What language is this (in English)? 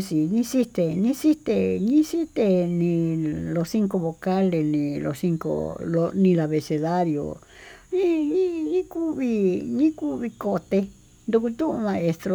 Tututepec Mixtec